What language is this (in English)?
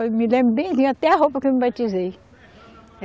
Portuguese